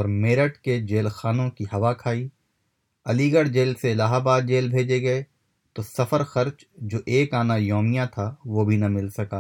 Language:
Urdu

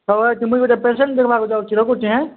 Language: Odia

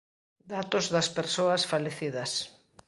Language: Galician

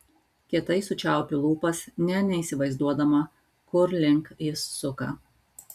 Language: Lithuanian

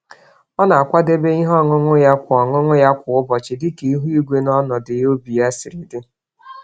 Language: Igbo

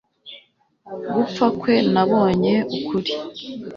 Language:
Kinyarwanda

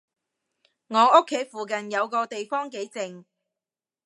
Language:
Cantonese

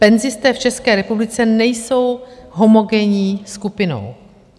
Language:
Czech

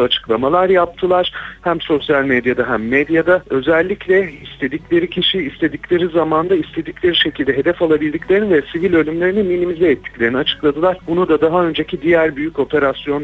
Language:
Turkish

